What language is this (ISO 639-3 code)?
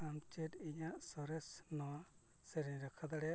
sat